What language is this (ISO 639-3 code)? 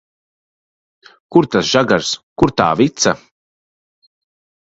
lav